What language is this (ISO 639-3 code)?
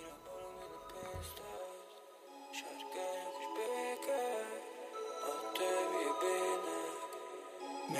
hun